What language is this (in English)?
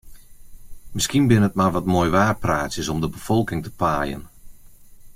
Western Frisian